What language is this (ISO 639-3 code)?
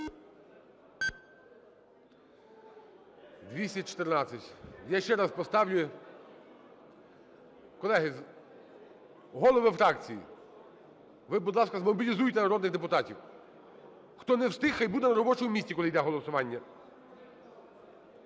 ukr